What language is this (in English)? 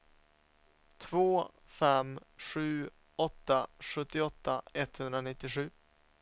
Swedish